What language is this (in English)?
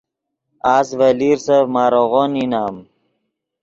Yidgha